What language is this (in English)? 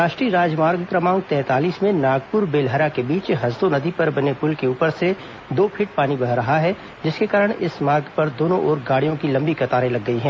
Hindi